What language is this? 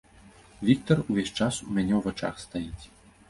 Belarusian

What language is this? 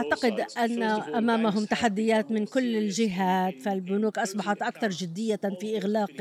Arabic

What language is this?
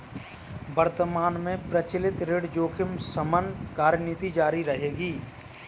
Hindi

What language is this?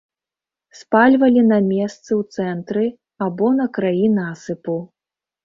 Belarusian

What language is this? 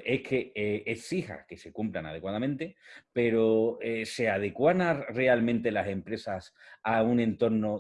Spanish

